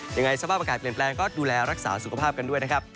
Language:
Thai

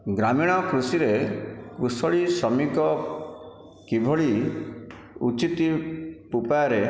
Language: Odia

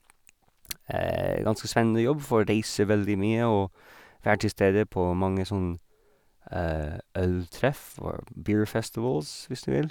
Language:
Norwegian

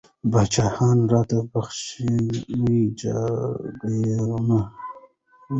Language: Pashto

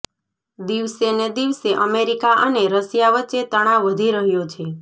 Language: Gujarati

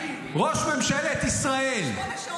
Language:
Hebrew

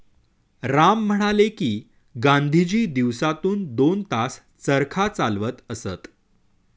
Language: Marathi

